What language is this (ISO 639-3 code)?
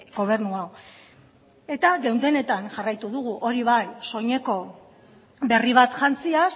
eus